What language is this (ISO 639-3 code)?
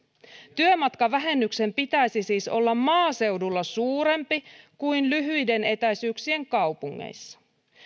fin